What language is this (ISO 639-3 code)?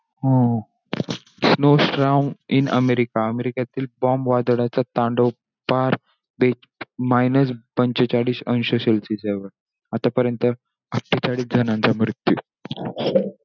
mar